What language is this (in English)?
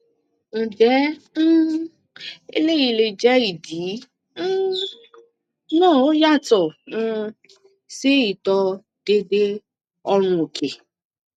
Yoruba